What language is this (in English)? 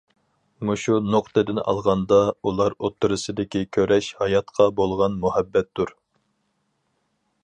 Uyghur